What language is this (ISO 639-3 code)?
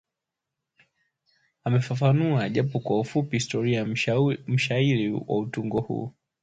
swa